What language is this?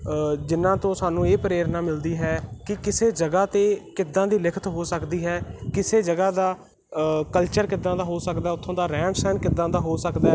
Punjabi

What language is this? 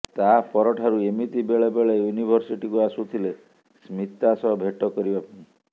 Odia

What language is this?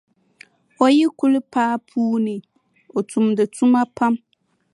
Dagbani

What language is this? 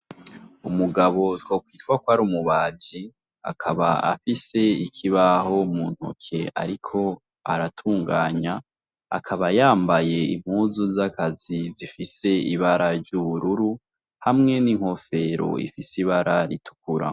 Rundi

